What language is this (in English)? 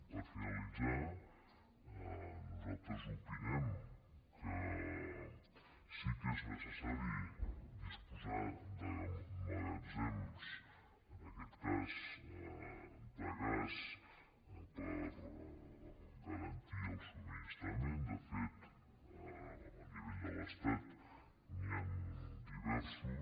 Catalan